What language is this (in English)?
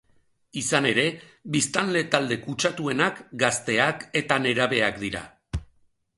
Basque